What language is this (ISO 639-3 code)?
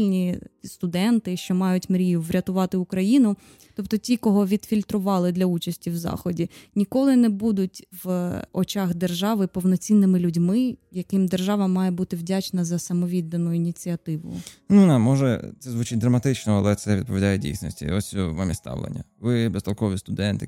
ukr